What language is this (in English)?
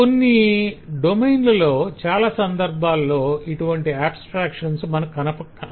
Telugu